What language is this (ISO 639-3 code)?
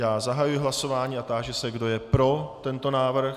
ces